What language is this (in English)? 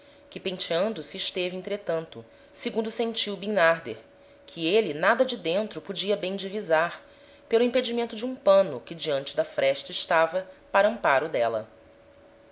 Portuguese